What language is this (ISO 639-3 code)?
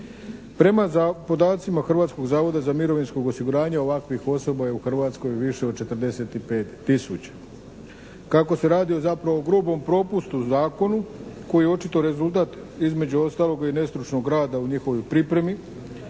hrv